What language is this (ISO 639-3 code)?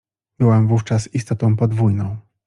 pol